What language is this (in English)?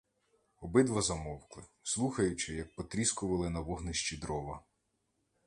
Ukrainian